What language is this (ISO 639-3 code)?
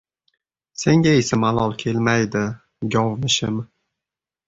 uzb